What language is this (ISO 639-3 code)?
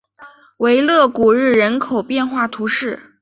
zho